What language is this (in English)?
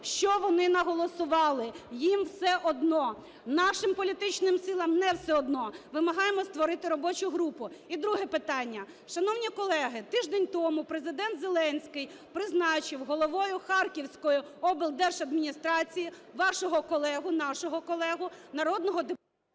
Ukrainian